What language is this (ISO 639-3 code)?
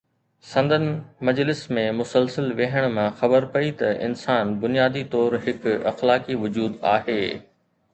snd